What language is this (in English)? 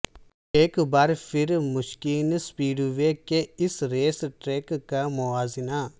Urdu